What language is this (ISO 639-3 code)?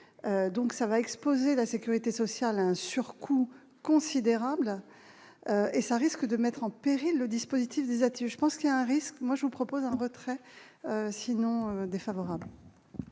fra